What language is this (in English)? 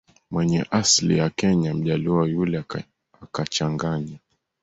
Swahili